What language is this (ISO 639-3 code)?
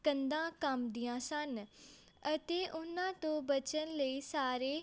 pan